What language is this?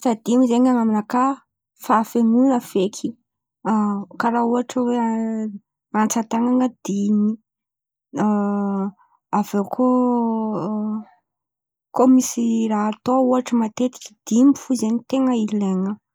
Antankarana Malagasy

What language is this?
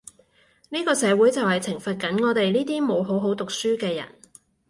Cantonese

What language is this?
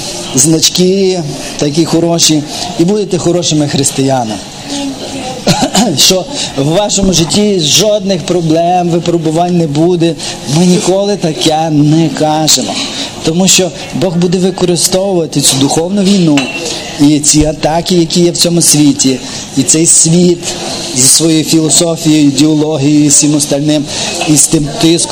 Ukrainian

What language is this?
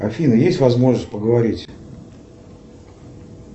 Russian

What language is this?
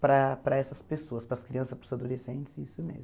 Portuguese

